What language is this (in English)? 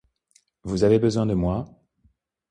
French